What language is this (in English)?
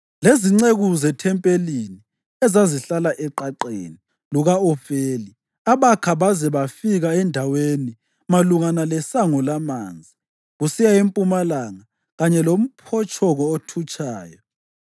North Ndebele